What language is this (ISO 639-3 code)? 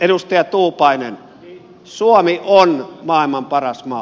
fin